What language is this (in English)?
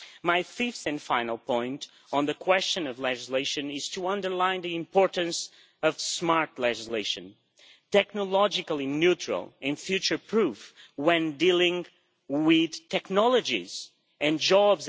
English